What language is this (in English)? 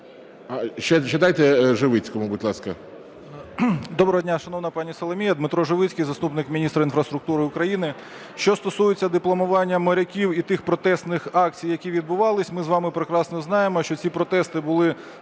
Ukrainian